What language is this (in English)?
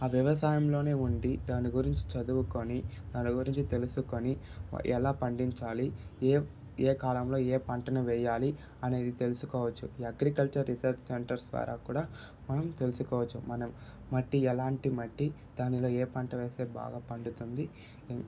Telugu